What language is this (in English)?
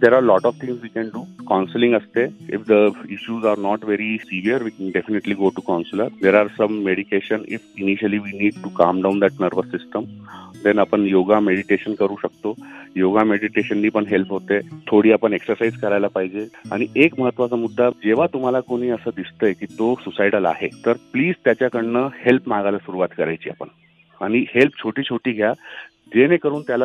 Hindi